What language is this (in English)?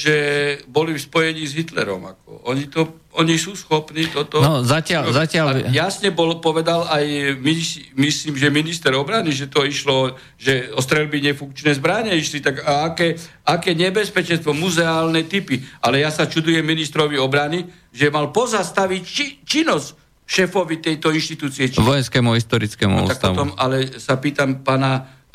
Slovak